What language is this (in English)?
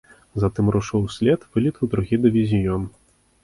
Belarusian